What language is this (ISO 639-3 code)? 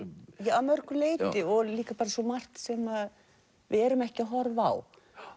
isl